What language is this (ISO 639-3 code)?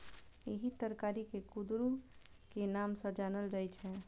mai